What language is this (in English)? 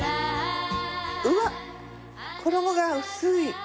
Japanese